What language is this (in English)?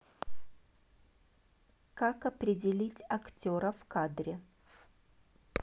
Russian